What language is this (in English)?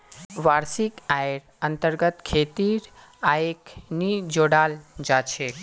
Magahi